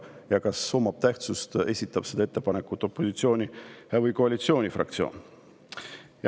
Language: Estonian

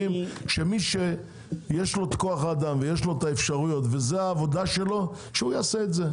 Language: Hebrew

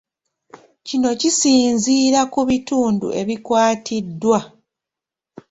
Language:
Ganda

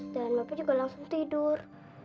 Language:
Indonesian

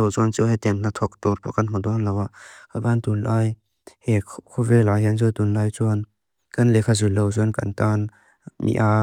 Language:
Mizo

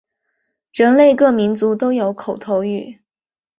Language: Chinese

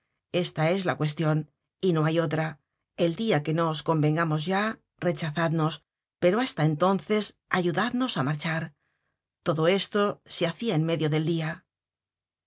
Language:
Spanish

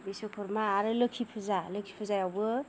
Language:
Bodo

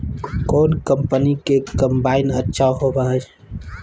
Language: Magahi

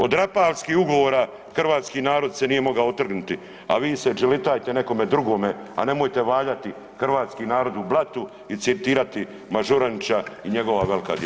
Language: Croatian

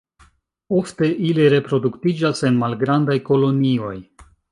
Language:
Esperanto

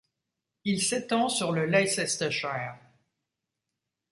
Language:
French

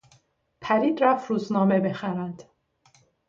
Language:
Persian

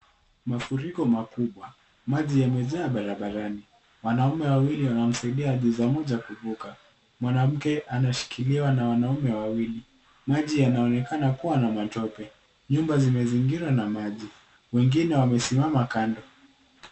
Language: Swahili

